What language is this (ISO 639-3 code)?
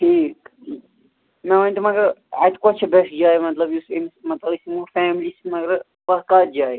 kas